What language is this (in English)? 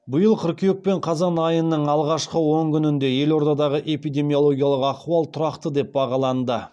Kazakh